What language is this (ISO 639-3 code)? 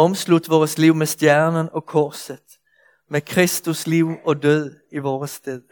dan